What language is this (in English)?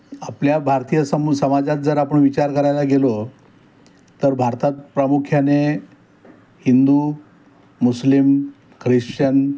Marathi